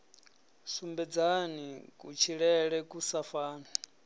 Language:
Venda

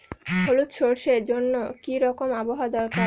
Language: Bangla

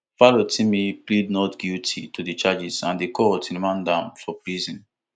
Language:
Nigerian Pidgin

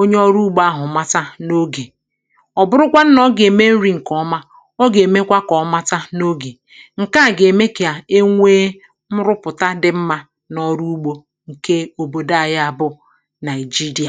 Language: Igbo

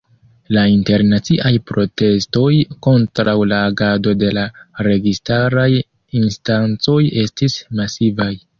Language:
Esperanto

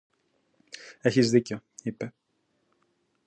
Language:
Greek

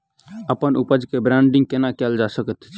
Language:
Maithili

